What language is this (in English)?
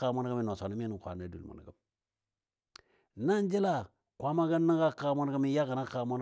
Dadiya